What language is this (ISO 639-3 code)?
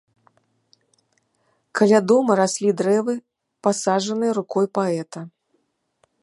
bel